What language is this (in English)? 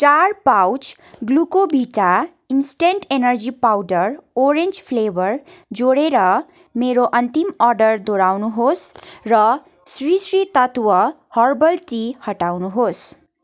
Nepali